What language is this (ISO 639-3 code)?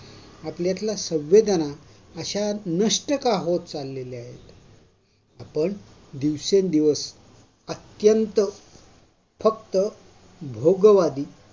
mar